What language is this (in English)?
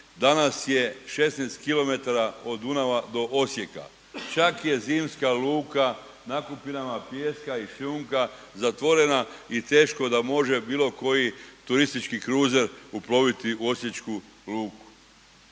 Croatian